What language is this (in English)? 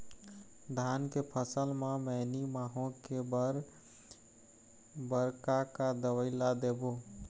Chhattisgarhi